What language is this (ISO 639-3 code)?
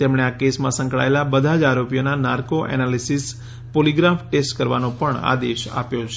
guj